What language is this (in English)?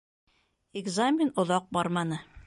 Bashkir